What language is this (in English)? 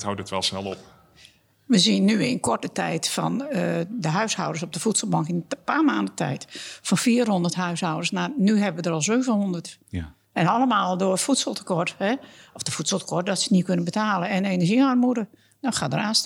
Dutch